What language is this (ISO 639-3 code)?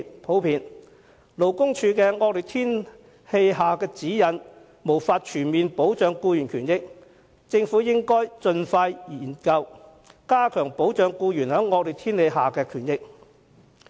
yue